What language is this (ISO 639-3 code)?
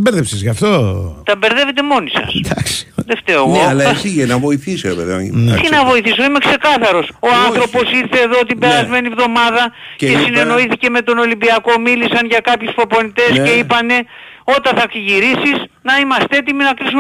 ell